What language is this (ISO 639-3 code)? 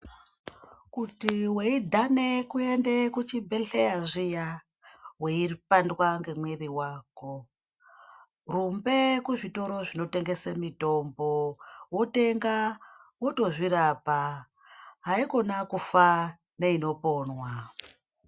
ndc